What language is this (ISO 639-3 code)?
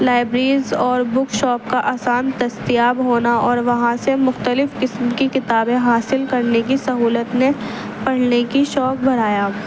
urd